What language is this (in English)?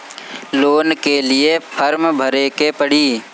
Bhojpuri